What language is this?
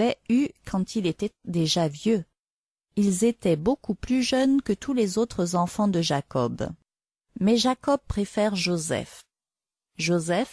French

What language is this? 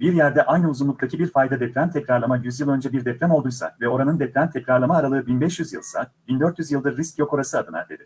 Turkish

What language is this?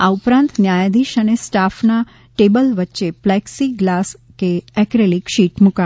Gujarati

